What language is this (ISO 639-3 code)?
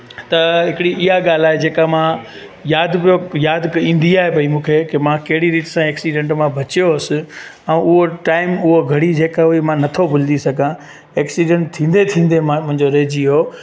snd